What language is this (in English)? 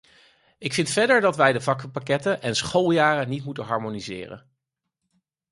Dutch